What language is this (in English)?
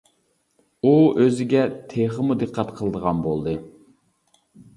Uyghur